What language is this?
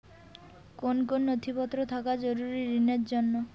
Bangla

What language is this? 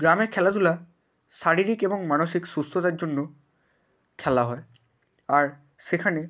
Bangla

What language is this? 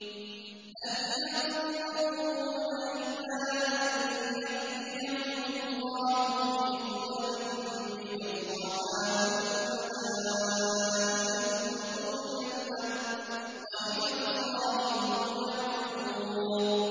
Arabic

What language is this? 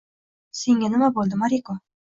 Uzbek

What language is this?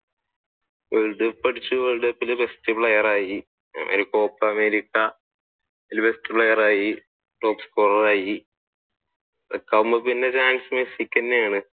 Malayalam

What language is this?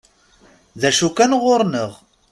Kabyle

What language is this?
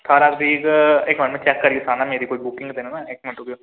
Dogri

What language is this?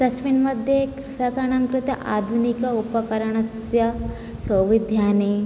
Sanskrit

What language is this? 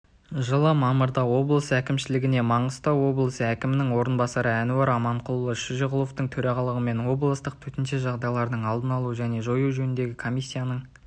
Kazakh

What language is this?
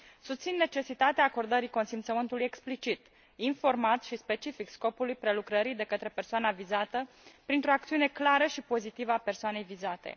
Romanian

